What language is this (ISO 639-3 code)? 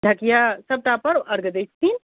mai